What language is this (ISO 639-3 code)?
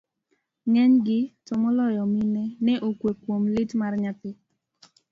luo